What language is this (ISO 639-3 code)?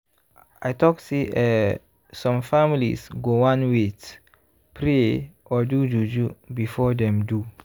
pcm